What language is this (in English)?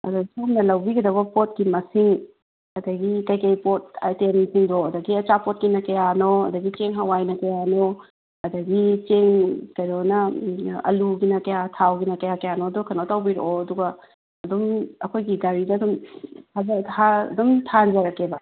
Manipuri